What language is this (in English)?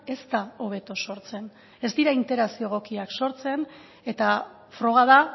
Basque